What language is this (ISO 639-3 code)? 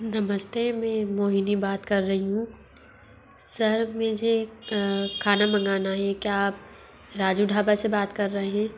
hin